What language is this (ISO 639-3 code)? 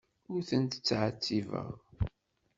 kab